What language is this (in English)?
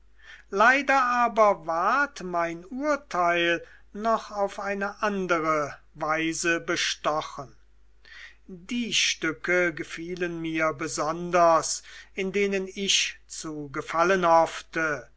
German